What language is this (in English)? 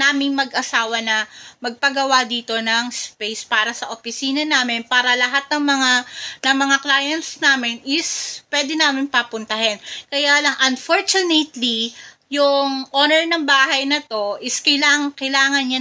Filipino